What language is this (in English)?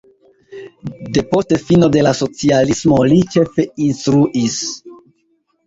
Esperanto